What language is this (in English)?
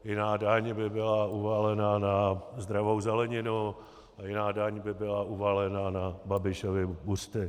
Czech